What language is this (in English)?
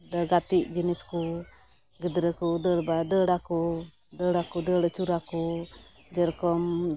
Santali